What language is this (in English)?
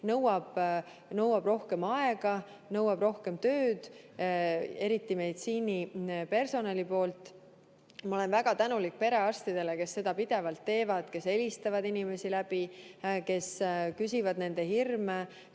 Estonian